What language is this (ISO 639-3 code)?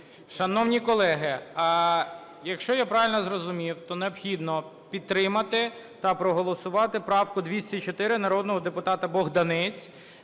ukr